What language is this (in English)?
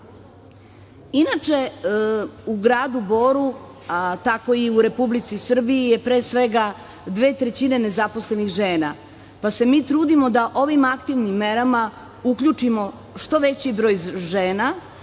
Serbian